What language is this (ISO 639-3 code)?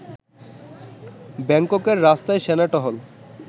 ben